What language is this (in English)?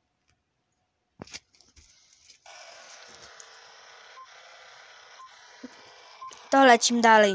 Polish